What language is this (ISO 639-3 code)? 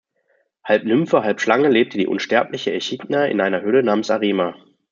deu